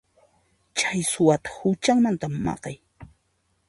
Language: Puno Quechua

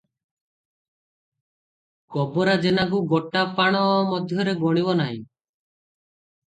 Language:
Odia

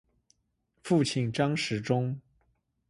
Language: Chinese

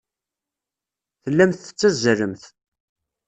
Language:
Kabyle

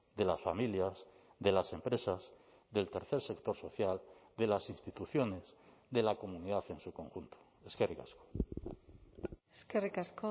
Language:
Spanish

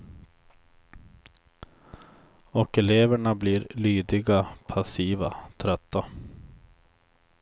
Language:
Swedish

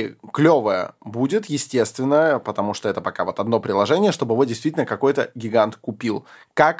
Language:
Russian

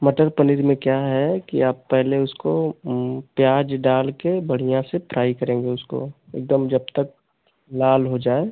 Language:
Hindi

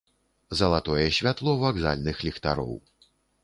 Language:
Belarusian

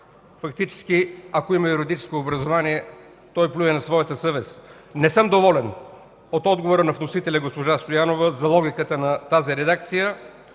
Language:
Bulgarian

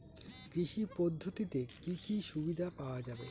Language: Bangla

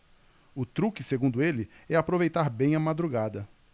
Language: Portuguese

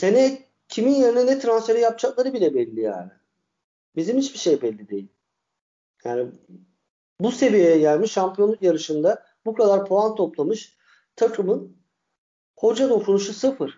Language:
Turkish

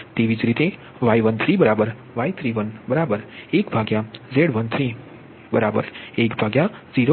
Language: Gujarati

